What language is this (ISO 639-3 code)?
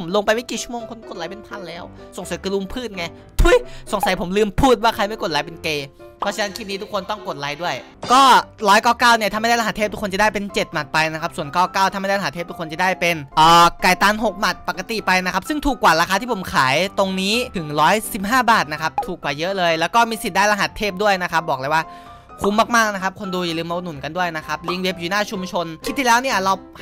tha